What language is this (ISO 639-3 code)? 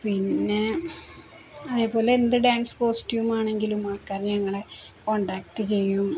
mal